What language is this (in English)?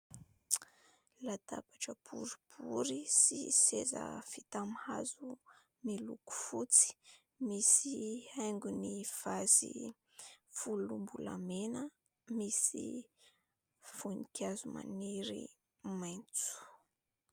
Malagasy